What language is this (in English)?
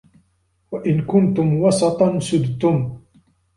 Arabic